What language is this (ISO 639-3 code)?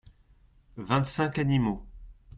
fra